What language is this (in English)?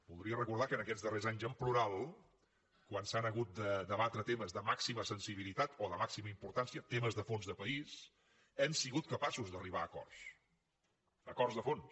Catalan